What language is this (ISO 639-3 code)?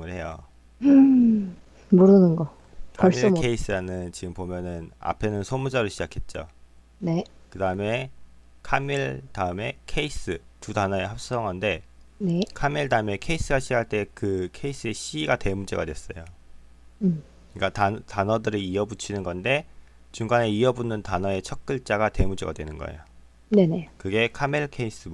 kor